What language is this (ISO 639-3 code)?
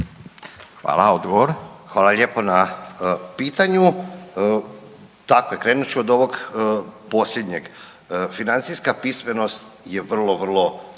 hrv